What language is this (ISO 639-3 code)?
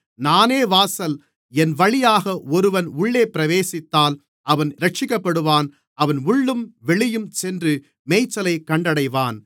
tam